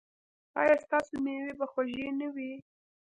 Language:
Pashto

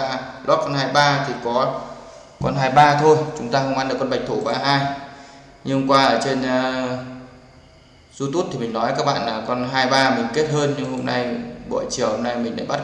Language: Vietnamese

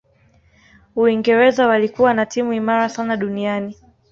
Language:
Swahili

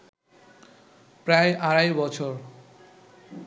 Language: Bangla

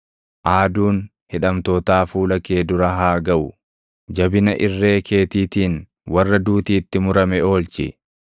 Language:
Oromo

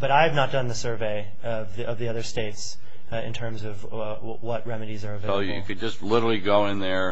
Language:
English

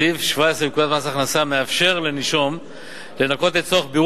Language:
Hebrew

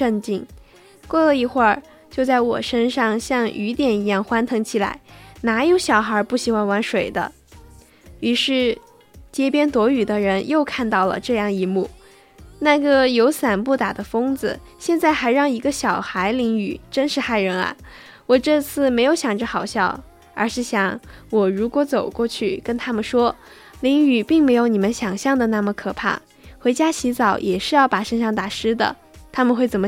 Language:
Chinese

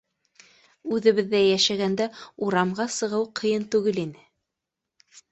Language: Bashkir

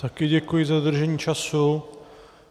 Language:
Czech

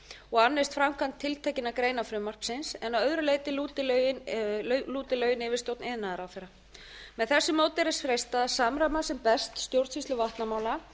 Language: Icelandic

